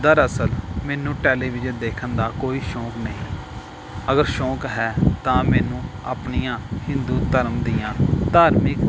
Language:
Punjabi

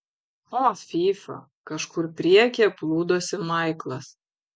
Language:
Lithuanian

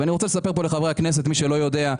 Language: Hebrew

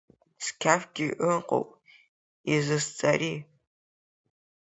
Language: Abkhazian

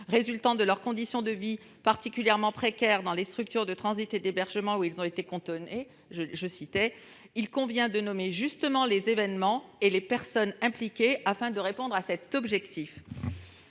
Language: French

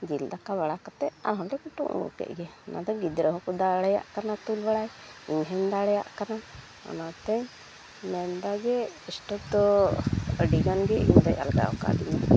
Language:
Santali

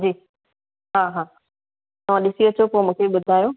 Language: Sindhi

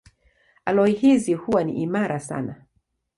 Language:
Swahili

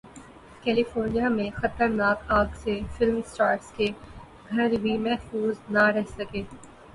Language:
Urdu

